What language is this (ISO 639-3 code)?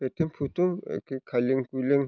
brx